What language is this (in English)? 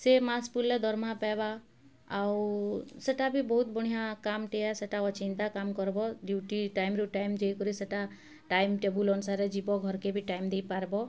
Odia